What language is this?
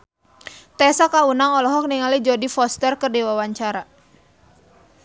Sundanese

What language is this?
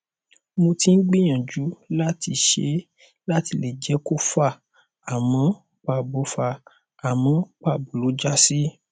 Yoruba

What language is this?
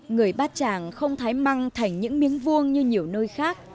Vietnamese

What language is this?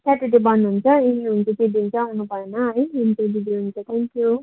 Nepali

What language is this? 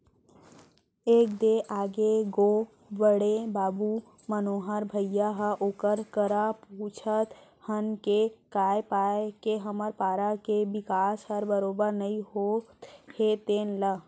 Chhattisgarhi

